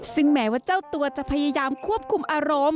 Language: Thai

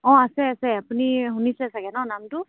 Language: Assamese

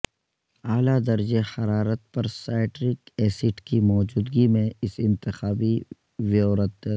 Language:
Urdu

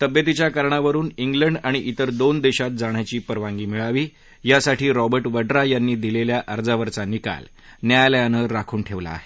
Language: Marathi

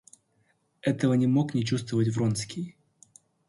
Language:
Russian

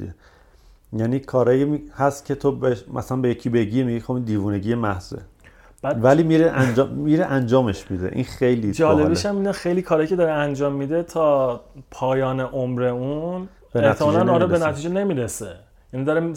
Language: Persian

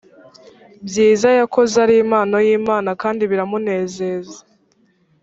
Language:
Kinyarwanda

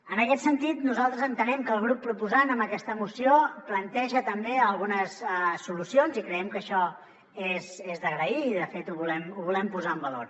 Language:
Catalan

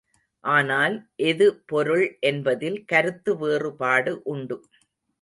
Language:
Tamil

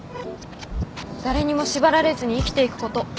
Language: Japanese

